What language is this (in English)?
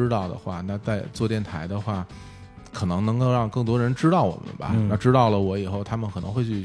Chinese